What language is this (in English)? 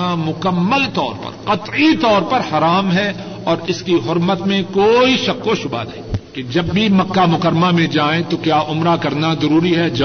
Urdu